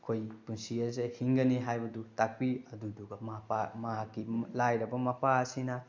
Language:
Manipuri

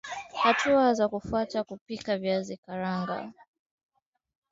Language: Swahili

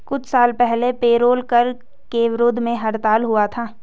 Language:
Hindi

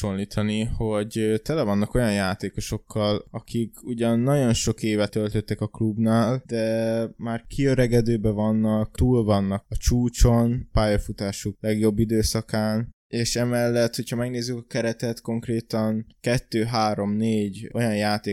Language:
Hungarian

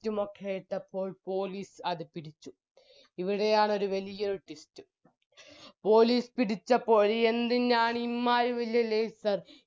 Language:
Malayalam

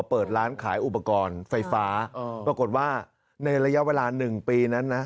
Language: Thai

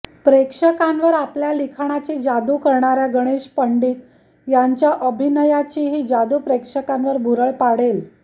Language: Marathi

